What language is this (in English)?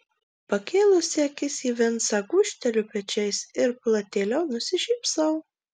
Lithuanian